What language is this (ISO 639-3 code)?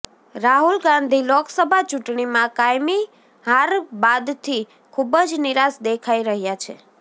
guj